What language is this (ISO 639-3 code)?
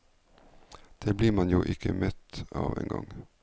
nor